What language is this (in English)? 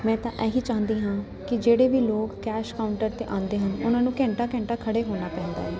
Punjabi